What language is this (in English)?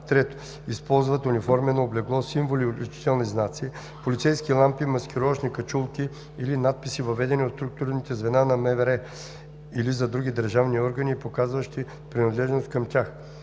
Bulgarian